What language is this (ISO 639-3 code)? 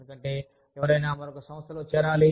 tel